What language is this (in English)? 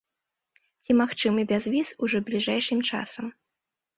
Belarusian